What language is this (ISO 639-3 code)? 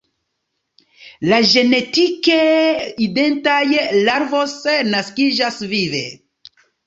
epo